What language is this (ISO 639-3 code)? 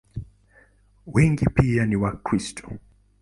swa